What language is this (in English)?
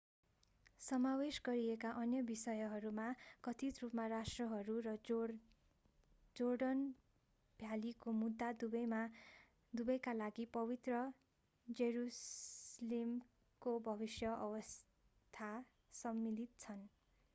Nepali